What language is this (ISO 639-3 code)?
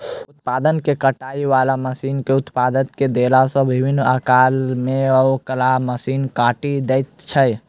mai